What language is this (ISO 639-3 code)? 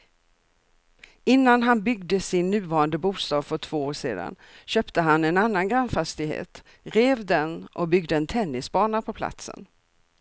swe